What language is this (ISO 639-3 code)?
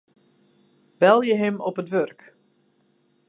fry